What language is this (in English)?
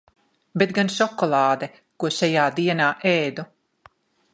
Latvian